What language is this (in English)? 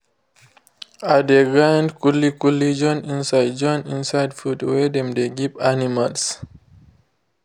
Nigerian Pidgin